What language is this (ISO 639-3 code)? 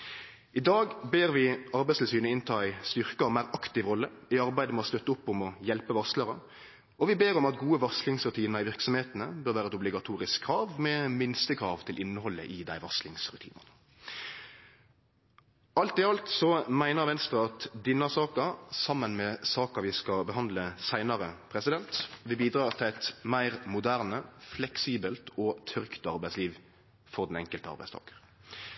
nno